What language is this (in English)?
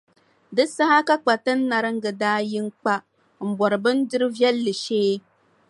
Dagbani